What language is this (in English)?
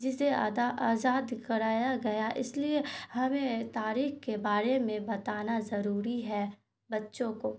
Urdu